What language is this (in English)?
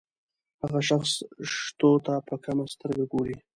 Pashto